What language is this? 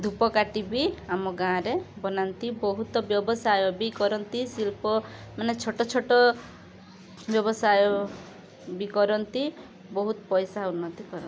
Odia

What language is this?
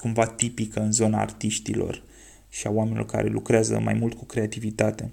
Romanian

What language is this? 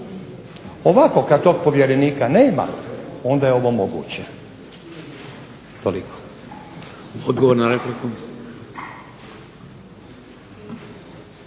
Croatian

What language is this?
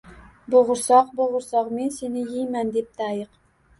Uzbek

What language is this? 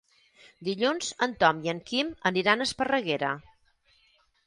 Catalan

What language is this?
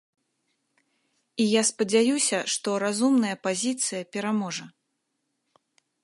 Belarusian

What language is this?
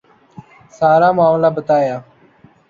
Urdu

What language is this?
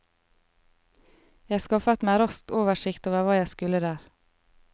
Norwegian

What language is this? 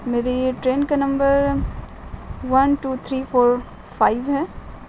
Urdu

